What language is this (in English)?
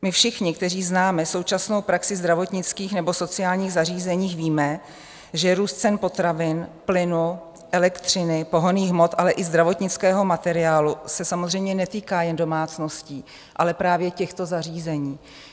Czech